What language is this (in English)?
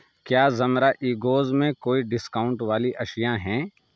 Urdu